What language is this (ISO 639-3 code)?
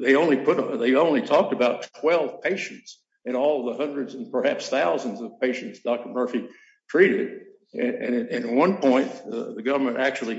eng